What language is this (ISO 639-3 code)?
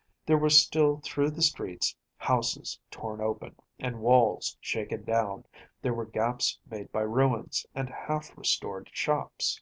eng